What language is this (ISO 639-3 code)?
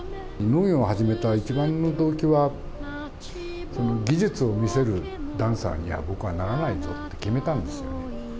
jpn